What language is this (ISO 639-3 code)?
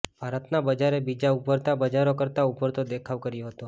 guj